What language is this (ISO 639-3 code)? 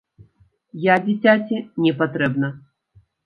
bel